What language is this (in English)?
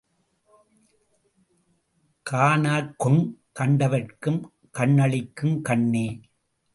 Tamil